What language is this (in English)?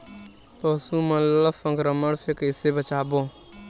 Chhattisgarhi